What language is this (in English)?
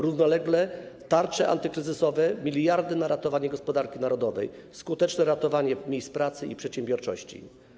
Polish